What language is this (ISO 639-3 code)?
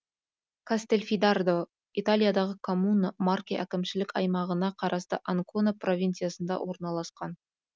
kaz